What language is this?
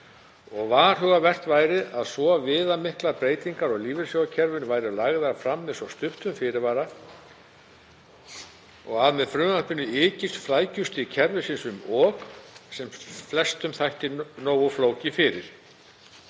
Icelandic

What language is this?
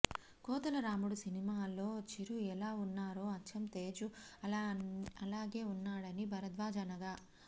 Telugu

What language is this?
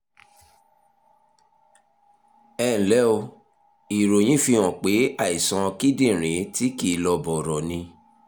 Yoruba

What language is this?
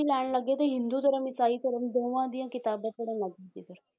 Punjabi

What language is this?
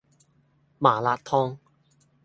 Cantonese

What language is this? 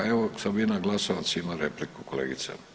Croatian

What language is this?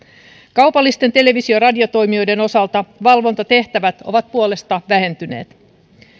Finnish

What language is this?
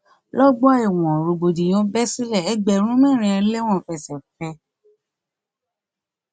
Yoruba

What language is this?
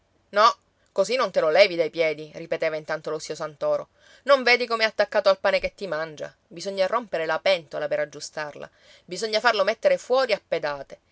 Italian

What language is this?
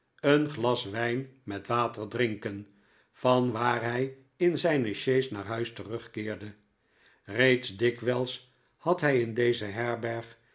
Dutch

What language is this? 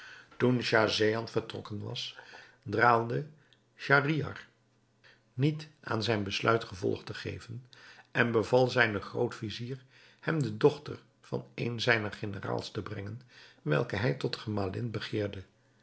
Dutch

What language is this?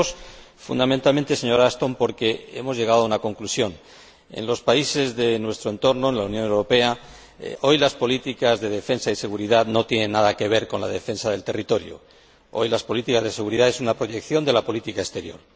Spanish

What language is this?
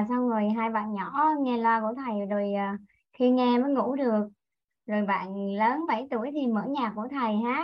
Vietnamese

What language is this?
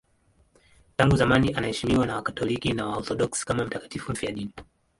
Swahili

